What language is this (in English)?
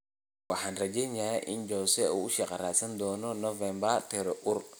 Somali